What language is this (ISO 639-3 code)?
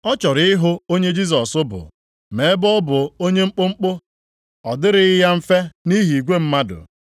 ibo